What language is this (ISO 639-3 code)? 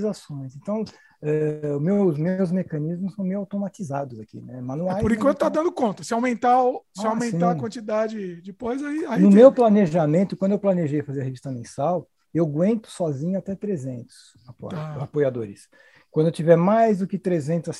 por